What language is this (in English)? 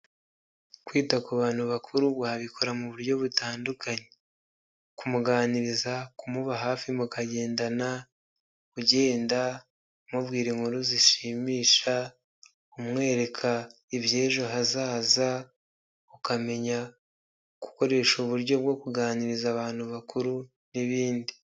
Kinyarwanda